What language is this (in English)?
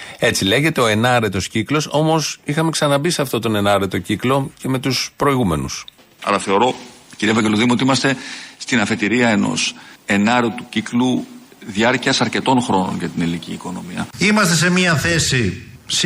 Greek